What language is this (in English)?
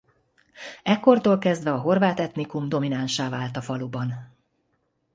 Hungarian